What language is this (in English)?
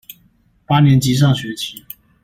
Chinese